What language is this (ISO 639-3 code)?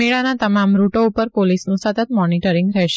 guj